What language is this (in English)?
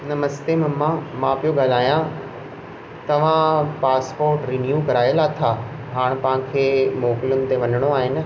Sindhi